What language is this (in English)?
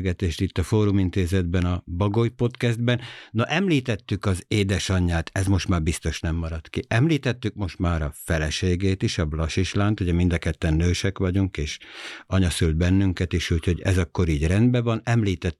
Hungarian